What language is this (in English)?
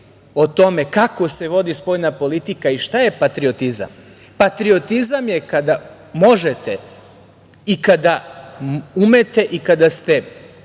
Serbian